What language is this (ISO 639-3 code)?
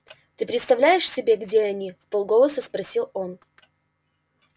rus